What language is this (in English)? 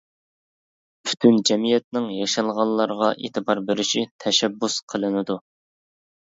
Uyghur